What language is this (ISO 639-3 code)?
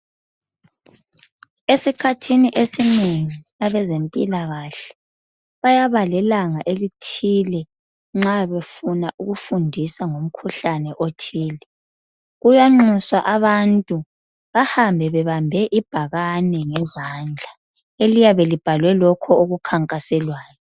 nde